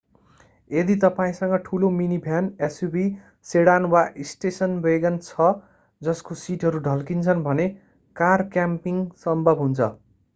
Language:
Nepali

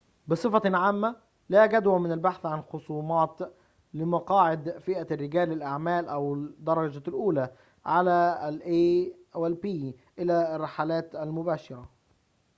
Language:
Arabic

